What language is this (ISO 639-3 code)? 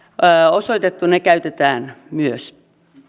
fin